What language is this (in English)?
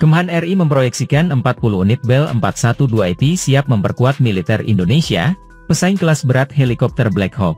Indonesian